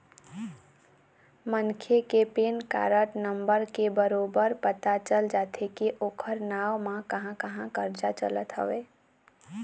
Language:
Chhattisgarhi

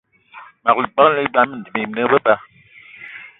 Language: Eton (Cameroon)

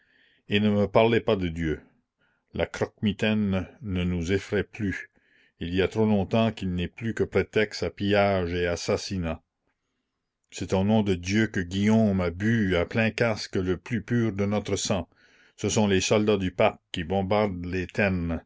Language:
French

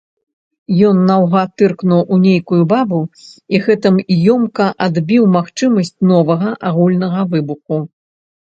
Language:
Belarusian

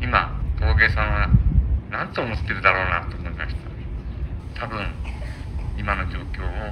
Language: Japanese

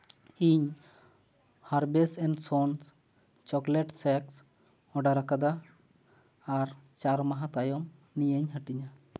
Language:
Santali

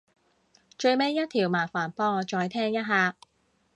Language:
Cantonese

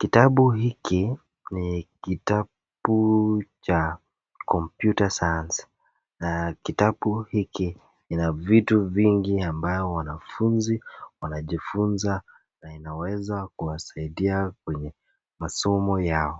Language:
Swahili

